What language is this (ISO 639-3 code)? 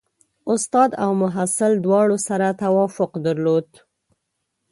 pus